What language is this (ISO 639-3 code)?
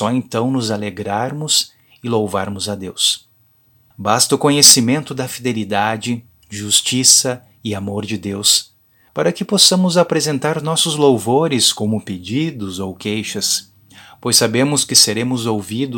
por